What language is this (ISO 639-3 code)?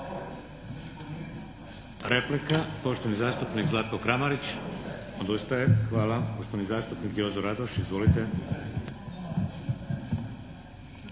hrv